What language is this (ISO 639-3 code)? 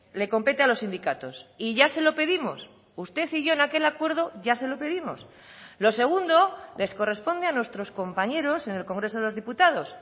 spa